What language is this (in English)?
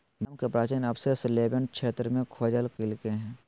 Magahi